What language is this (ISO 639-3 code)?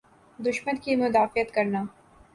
urd